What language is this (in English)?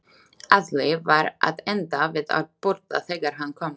Icelandic